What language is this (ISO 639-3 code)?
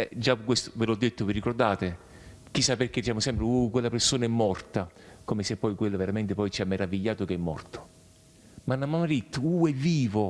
ita